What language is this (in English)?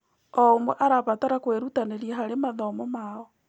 Kikuyu